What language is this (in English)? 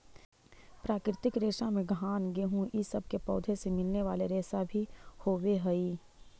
Magahi